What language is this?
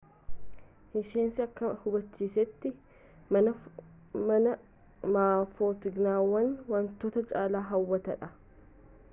Oromo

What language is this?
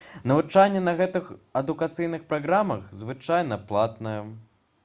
Belarusian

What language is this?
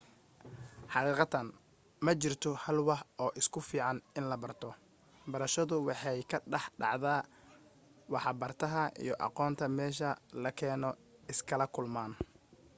Somali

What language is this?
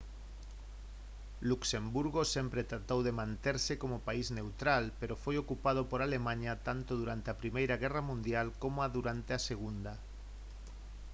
Galician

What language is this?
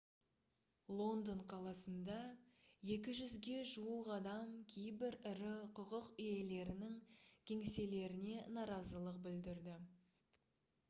Kazakh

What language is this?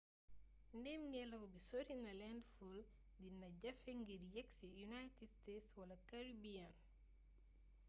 Wolof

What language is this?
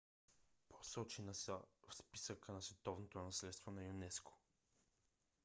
Bulgarian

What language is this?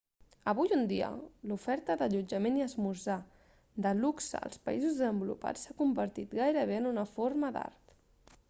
Catalan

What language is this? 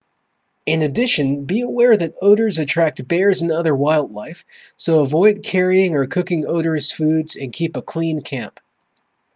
English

